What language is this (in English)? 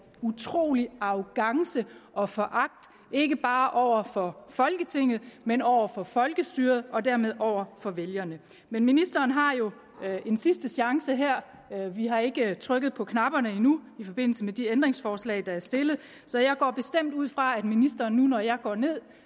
Danish